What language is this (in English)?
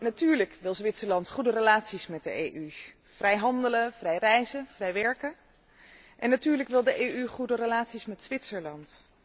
Dutch